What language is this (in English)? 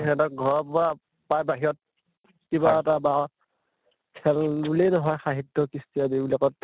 Assamese